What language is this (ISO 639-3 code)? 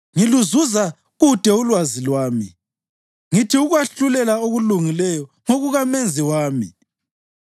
nde